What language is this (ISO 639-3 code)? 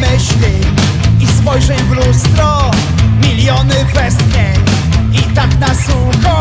pol